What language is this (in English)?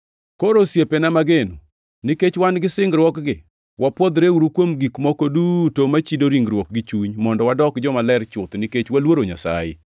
Luo (Kenya and Tanzania)